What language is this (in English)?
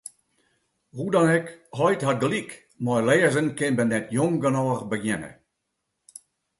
Western Frisian